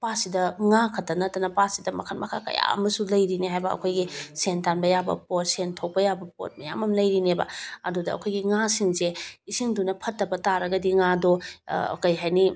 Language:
Manipuri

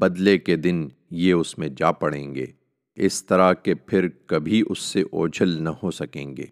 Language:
Urdu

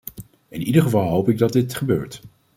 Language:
Dutch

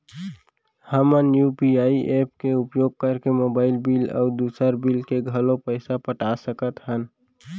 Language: Chhattisgarhi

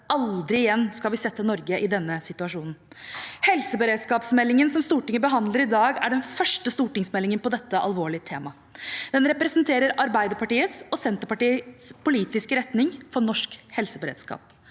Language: Norwegian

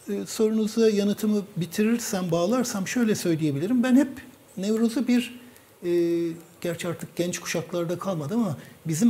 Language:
Turkish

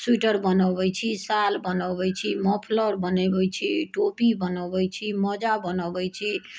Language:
Maithili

